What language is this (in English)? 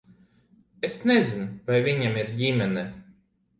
Latvian